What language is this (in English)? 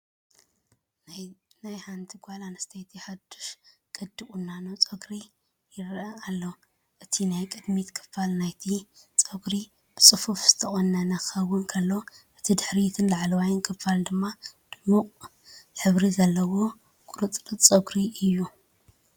Tigrinya